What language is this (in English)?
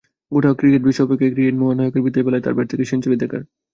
Bangla